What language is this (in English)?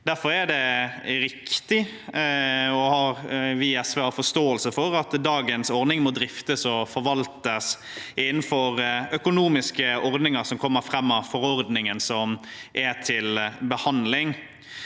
Norwegian